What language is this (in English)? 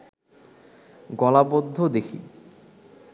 Bangla